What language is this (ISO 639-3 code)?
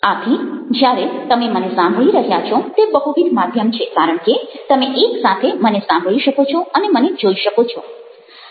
guj